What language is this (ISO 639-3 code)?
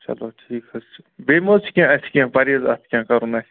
kas